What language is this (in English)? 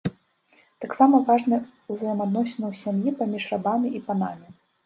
Belarusian